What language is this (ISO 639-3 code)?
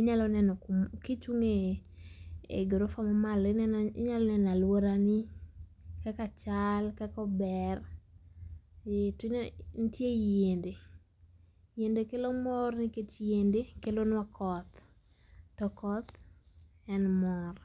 luo